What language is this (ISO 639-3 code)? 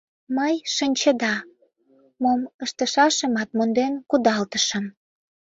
chm